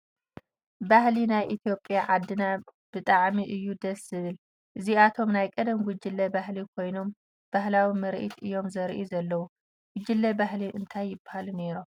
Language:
Tigrinya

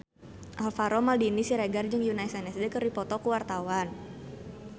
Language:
Sundanese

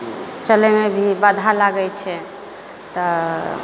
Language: Maithili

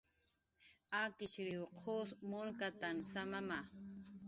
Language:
Jaqaru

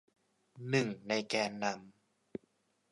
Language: Thai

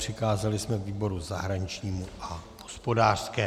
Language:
Czech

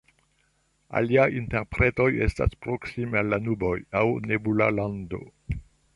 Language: Esperanto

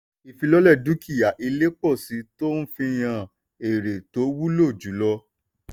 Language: Yoruba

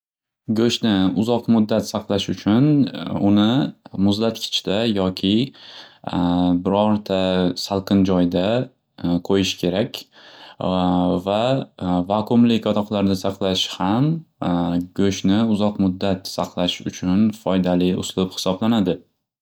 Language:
Uzbek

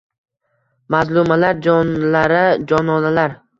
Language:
Uzbek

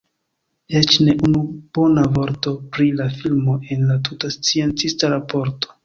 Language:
Esperanto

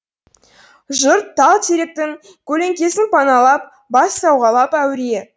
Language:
Kazakh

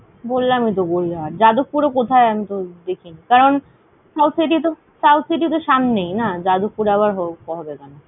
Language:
Bangla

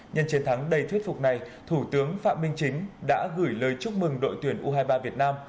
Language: Vietnamese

